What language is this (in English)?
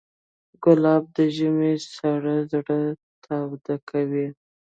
Pashto